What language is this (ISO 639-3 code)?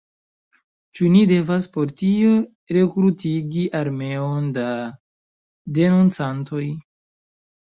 epo